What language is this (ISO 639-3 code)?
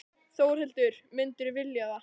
isl